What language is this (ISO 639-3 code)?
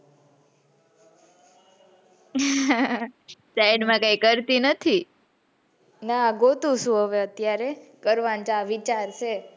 guj